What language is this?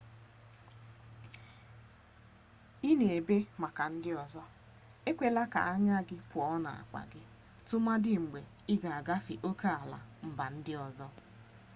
Igbo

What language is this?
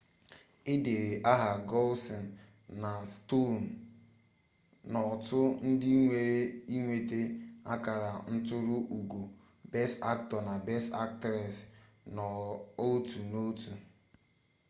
Igbo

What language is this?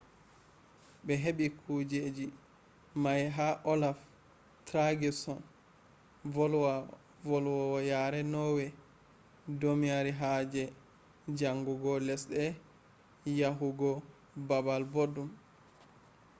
Fula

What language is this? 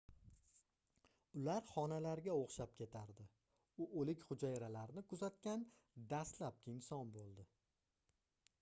Uzbek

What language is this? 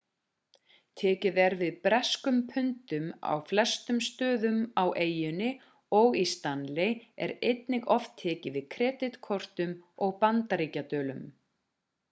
Icelandic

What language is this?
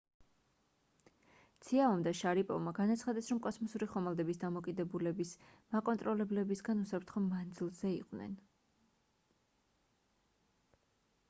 Georgian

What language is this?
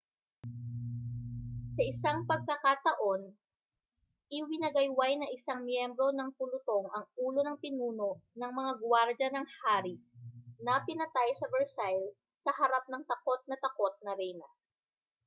Filipino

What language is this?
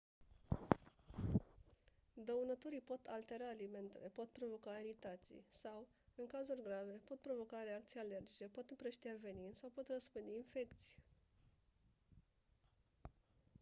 Romanian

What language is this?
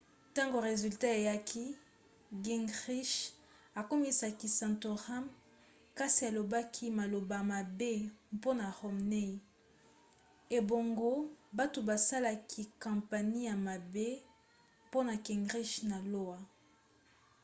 Lingala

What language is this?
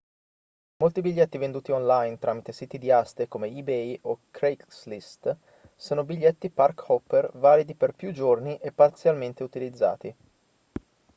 Italian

